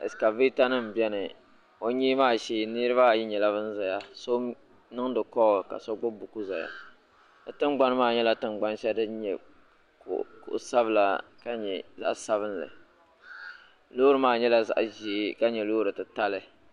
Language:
Dagbani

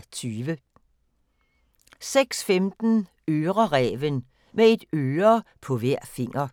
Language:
Danish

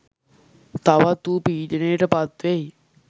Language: Sinhala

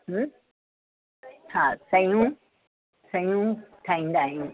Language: Sindhi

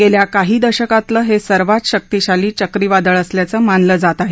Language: Marathi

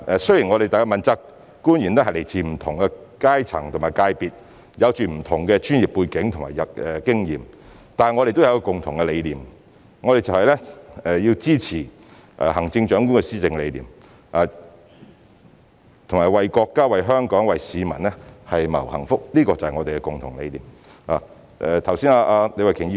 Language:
Cantonese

